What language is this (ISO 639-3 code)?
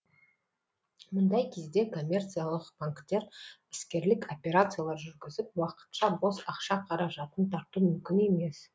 kaz